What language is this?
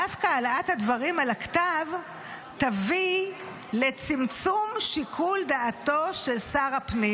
Hebrew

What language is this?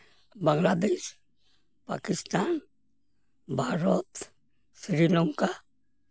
Santali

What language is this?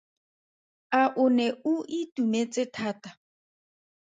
Tswana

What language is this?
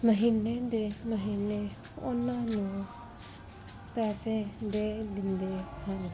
Punjabi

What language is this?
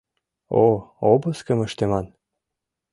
Mari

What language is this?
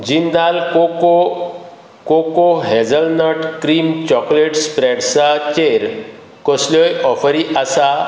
Konkani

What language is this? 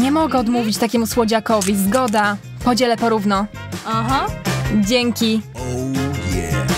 Polish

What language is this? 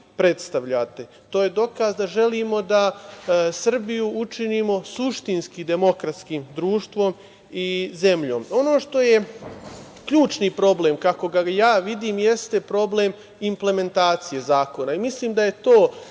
Serbian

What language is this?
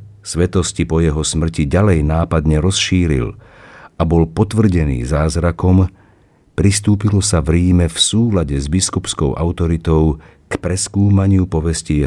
Slovak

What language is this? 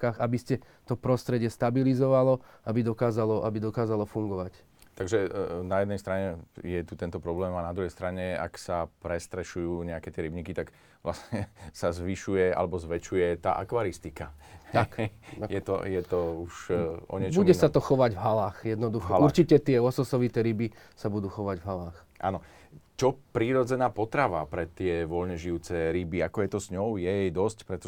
Slovak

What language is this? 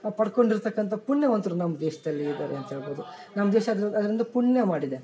Kannada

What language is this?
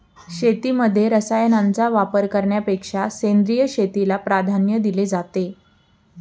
Marathi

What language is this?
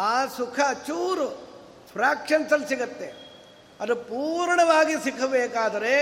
Kannada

